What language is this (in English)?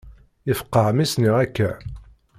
Kabyle